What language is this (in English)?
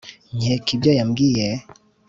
Kinyarwanda